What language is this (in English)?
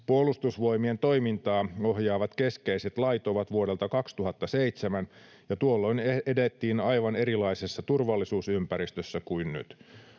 Finnish